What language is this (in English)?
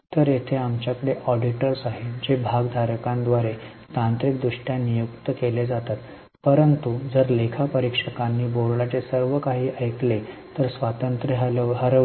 Marathi